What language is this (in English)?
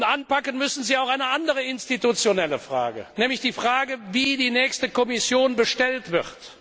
German